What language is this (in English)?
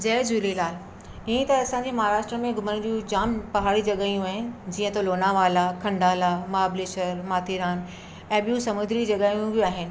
Sindhi